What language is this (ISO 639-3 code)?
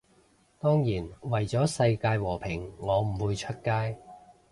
yue